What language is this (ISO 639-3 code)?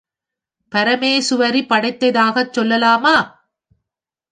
tam